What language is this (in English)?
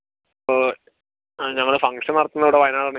Malayalam